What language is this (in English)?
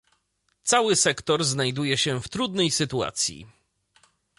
Polish